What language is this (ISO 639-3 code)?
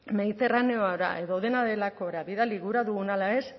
eus